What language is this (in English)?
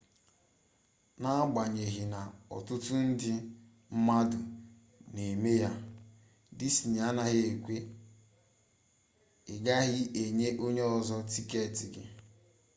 Igbo